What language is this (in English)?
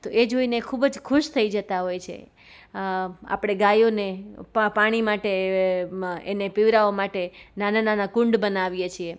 Gujarati